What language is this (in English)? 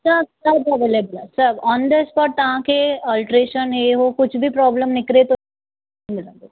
Sindhi